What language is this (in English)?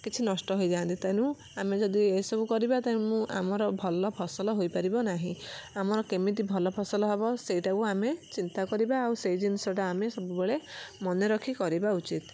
Odia